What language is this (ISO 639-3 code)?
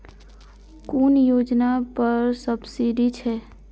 mai